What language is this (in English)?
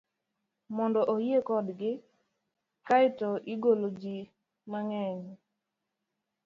Luo (Kenya and Tanzania)